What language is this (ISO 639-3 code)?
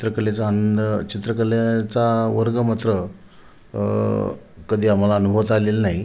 mar